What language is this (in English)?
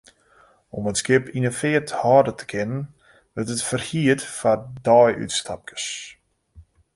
Western Frisian